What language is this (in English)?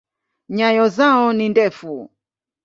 Swahili